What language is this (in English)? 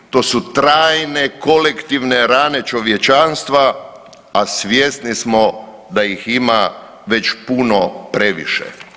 Croatian